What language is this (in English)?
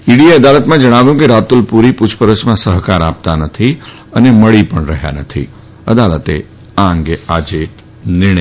Gujarati